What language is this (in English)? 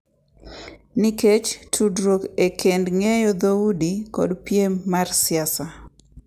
Luo (Kenya and Tanzania)